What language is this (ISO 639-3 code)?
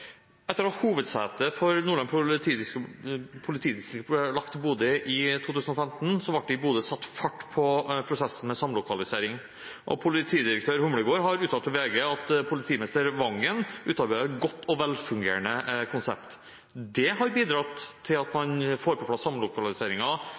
nob